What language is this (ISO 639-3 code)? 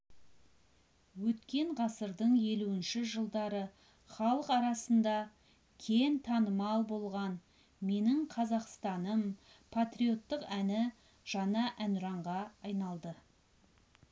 kaz